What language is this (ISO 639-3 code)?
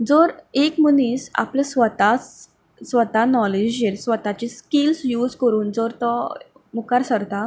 kok